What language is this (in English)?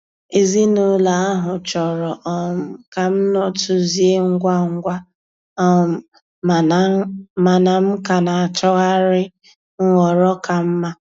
Igbo